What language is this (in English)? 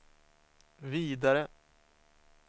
Swedish